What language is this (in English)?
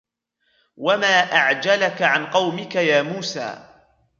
Arabic